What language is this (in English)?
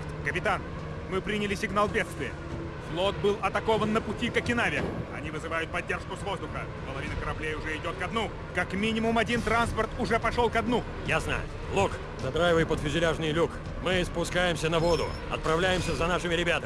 Russian